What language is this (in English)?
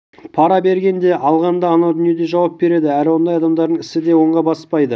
Kazakh